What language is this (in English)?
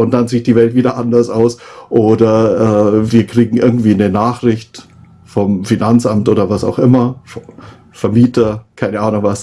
German